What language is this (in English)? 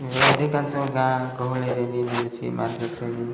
Odia